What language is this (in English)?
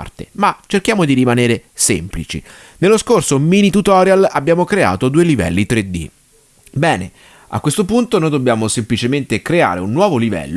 Italian